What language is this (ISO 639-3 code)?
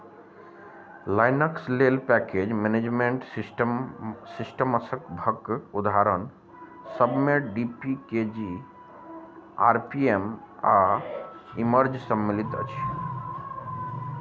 mai